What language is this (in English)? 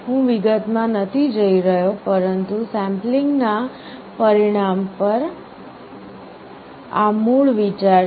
Gujarati